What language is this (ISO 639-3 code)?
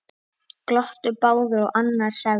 isl